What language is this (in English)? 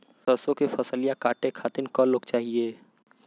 Bhojpuri